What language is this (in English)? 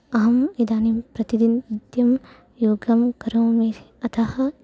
Sanskrit